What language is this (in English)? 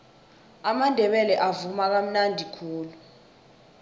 South Ndebele